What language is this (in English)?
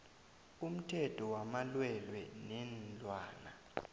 South Ndebele